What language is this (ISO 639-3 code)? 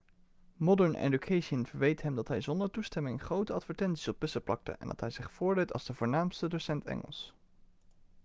nld